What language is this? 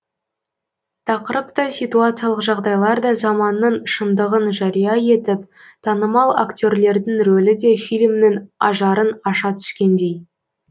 Kazakh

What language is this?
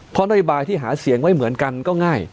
Thai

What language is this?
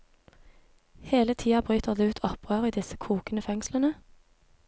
Norwegian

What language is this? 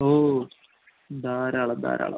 Malayalam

